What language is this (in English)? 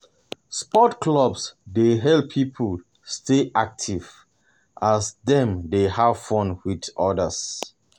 Nigerian Pidgin